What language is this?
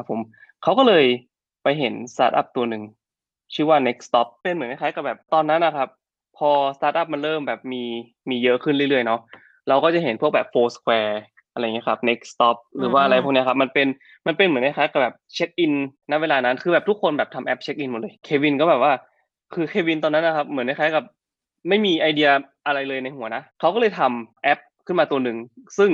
Thai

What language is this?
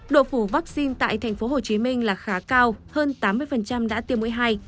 Vietnamese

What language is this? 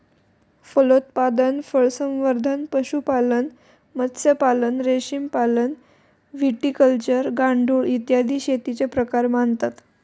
Marathi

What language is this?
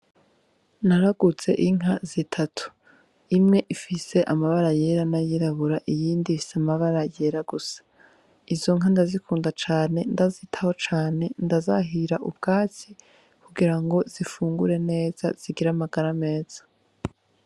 Rundi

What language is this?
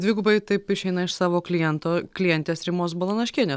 Lithuanian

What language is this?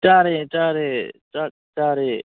Manipuri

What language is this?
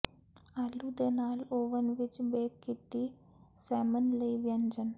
Punjabi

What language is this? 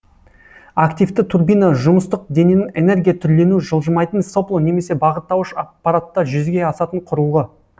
Kazakh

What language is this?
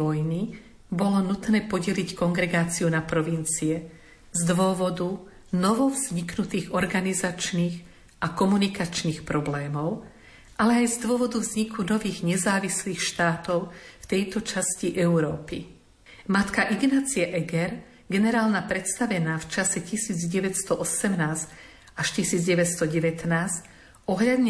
Slovak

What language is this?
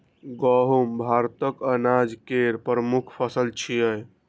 Maithili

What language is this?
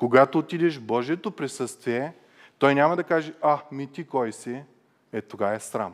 Bulgarian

